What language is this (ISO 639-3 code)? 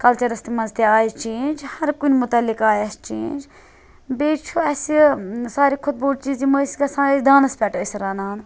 kas